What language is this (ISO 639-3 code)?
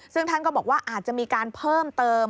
tha